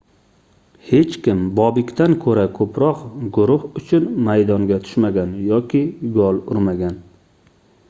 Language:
Uzbek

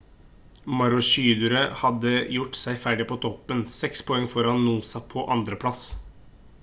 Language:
Norwegian Bokmål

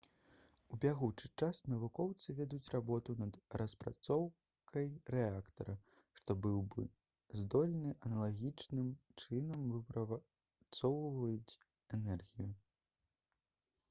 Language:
Belarusian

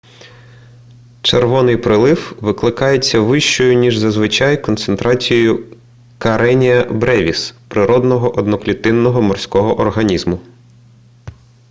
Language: Ukrainian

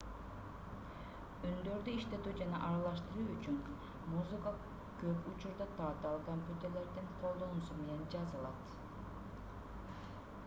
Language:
Kyrgyz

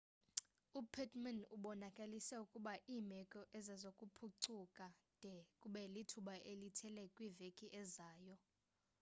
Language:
Xhosa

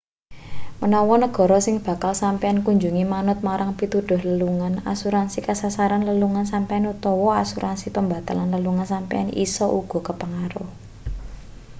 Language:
Javanese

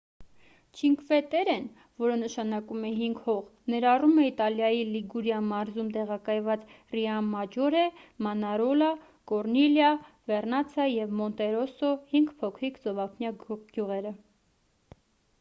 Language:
Armenian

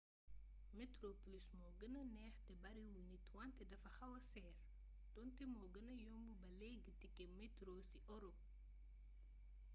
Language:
Wolof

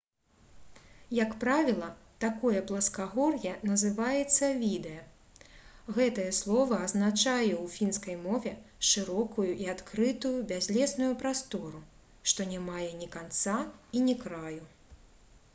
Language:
Belarusian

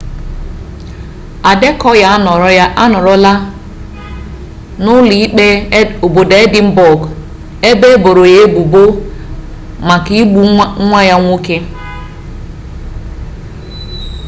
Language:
Igbo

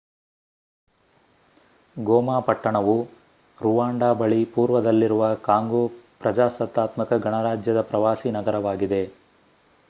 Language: Kannada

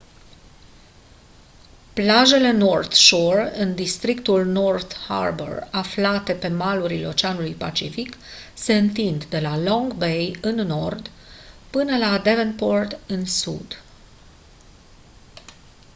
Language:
Romanian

